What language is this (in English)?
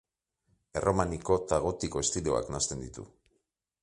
Basque